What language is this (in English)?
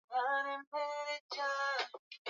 Swahili